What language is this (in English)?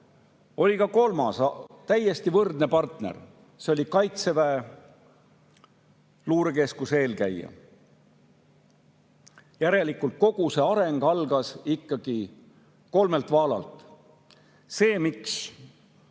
Estonian